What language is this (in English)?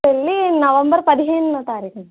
Telugu